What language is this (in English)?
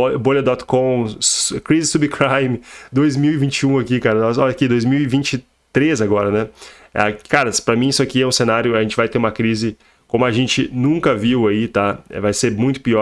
Portuguese